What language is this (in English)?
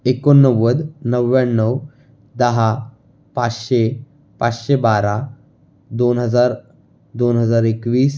Marathi